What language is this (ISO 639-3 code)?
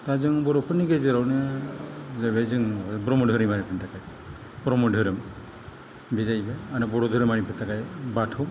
brx